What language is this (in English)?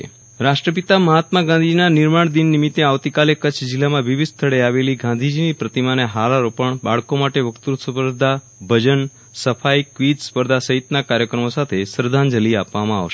Gujarati